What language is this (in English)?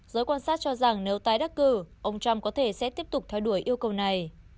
Vietnamese